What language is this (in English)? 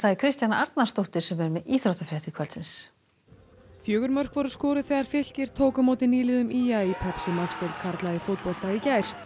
Icelandic